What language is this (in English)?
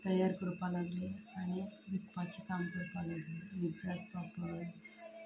Konkani